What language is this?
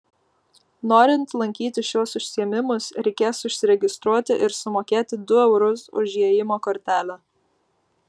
Lithuanian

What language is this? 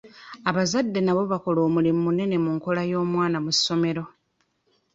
Ganda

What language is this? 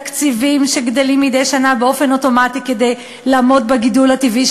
Hebrew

